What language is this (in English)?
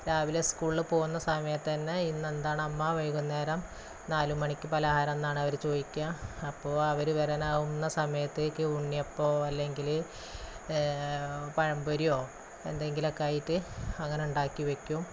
Malayalam